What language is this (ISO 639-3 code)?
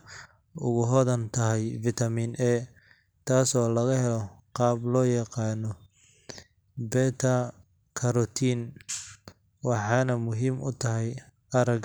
som